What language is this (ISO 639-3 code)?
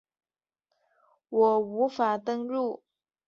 zho